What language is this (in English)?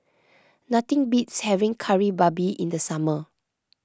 English